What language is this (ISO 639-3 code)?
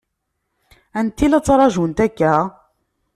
kab